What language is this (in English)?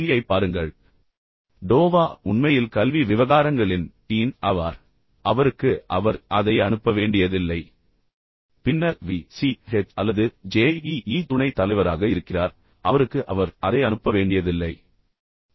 Tamil